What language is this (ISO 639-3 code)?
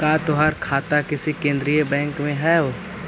mag